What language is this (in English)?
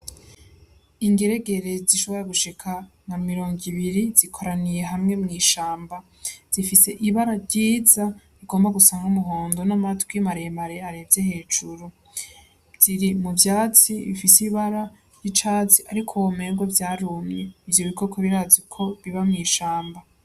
Rundi